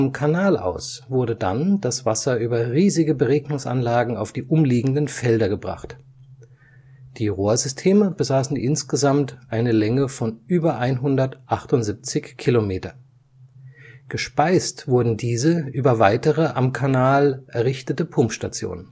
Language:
German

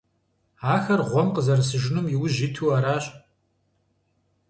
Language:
Kabardian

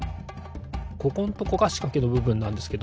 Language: Japanese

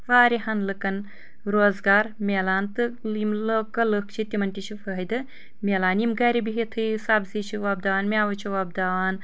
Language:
Kashmiri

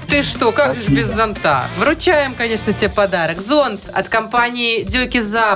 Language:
Russian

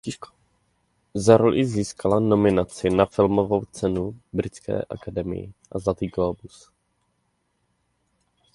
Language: Czech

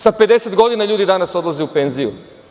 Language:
Serbian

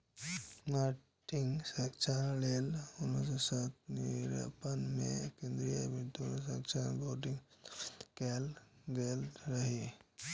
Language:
Maithili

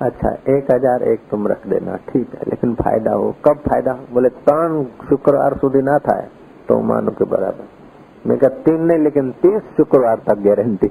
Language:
Hindi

